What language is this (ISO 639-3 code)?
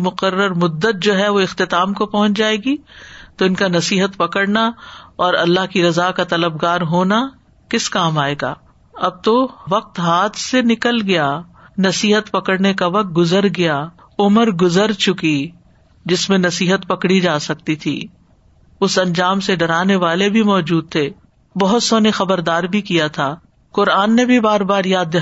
urd